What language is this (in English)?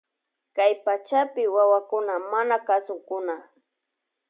Loja Highland Quichua